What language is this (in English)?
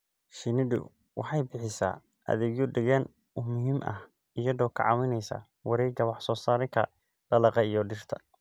Somali